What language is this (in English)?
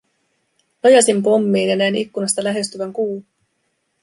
Finnish